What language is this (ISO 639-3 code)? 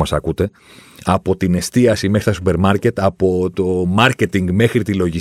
ell